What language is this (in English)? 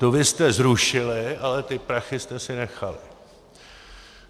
Czech